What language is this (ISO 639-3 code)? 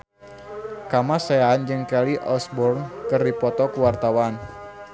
sun